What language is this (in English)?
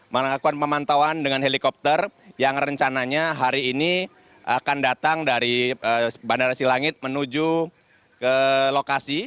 Indonesian